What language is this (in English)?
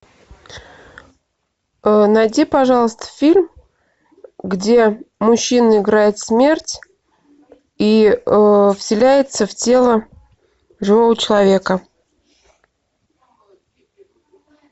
Russian